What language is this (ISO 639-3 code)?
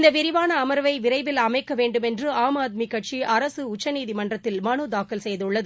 tam